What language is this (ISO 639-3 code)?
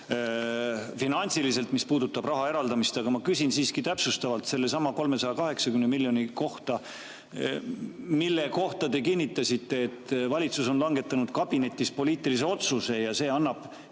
est